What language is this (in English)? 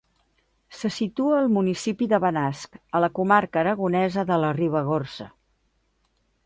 Catalan